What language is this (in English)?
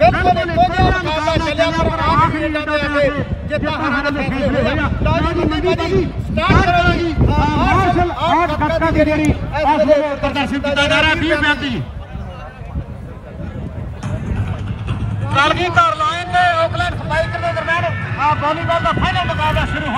Romanian